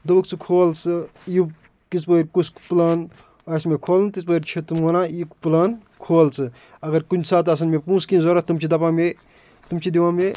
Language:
Kashmiri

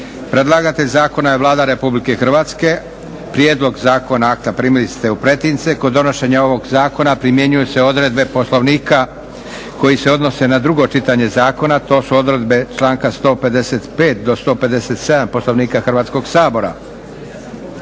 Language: Croatian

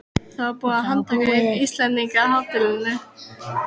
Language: Icelandic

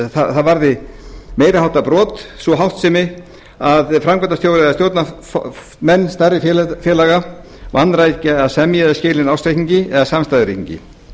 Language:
Icelandic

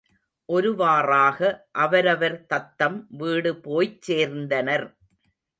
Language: Tamil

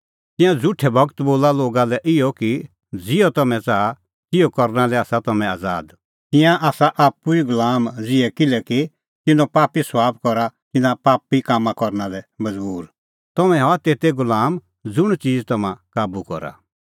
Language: Kullu Pahari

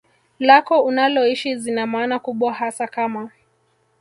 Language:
Swahili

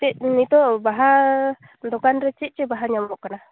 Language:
Santali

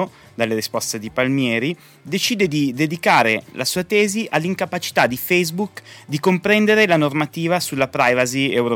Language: Italian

